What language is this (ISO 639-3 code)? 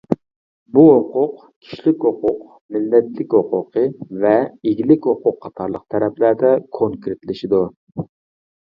uig